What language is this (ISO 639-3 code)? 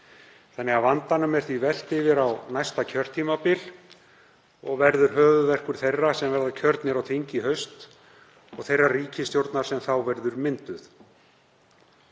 isl